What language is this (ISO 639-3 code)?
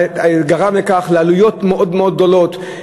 heb